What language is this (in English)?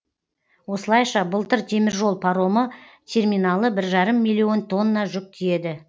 Kazakh